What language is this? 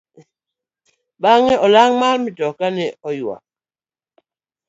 Luo (Kenya and Tanzania)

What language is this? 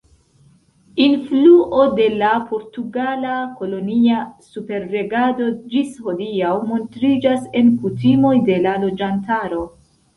Esperanto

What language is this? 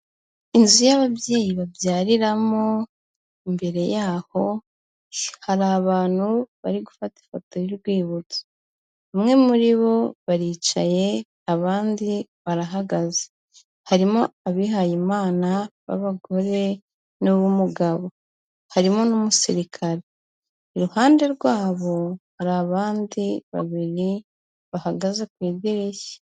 Kinyarwanda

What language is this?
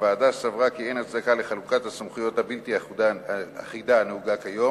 Hebrew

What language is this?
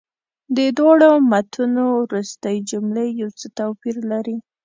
Pashto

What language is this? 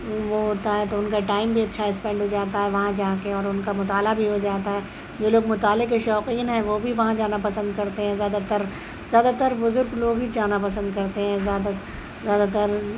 Urdu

